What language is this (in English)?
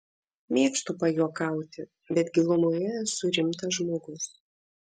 Lithuanian